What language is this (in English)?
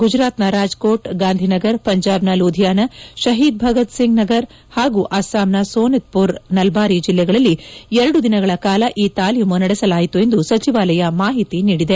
Kannada